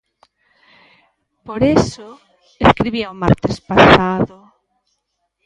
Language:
Galician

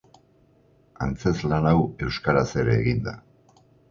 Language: Basque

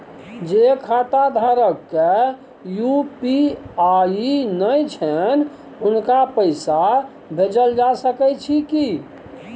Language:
Maithili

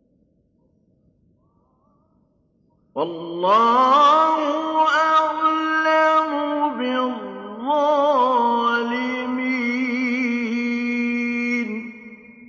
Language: Arabic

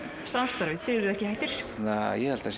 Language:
Icelandic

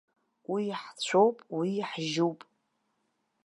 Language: Abkhazian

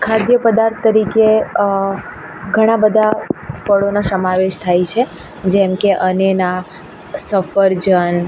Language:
Gujarati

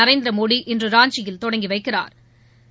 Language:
Tamil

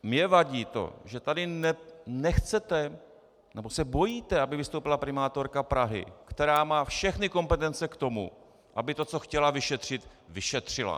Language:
Czech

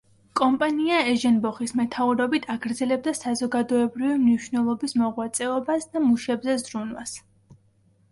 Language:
Georgian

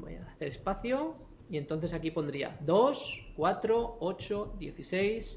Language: Spanish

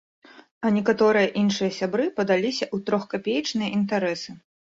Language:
Belarusian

